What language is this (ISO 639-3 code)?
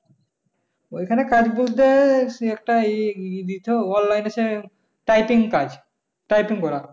ben